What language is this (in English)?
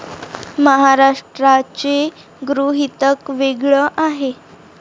Marathi